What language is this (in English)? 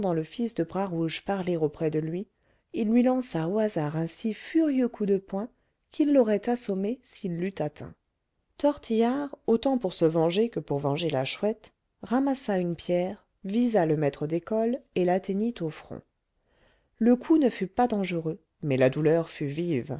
French